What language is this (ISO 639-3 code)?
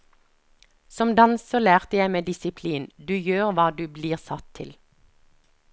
nor